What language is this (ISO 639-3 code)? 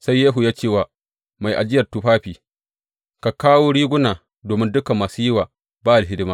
hau